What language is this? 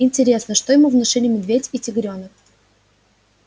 Russian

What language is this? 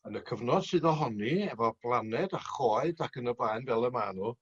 Welsh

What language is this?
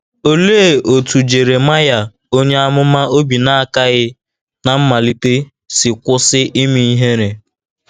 Igbo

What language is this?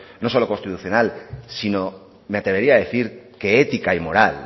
Spanish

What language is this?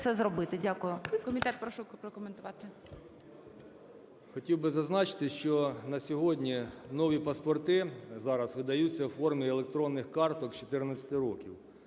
Ukrainian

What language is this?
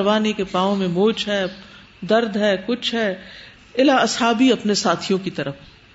Urdu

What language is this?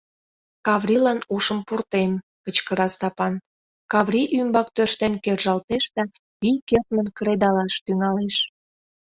Mari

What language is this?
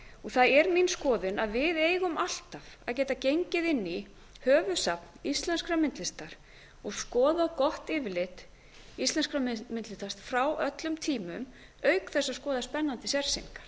Icelandic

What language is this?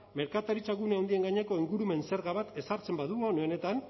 Basque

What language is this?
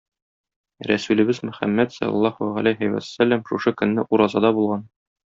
Tatar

